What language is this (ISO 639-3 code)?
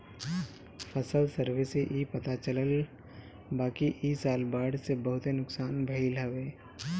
bho